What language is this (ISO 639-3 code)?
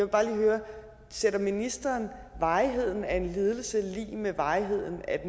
dan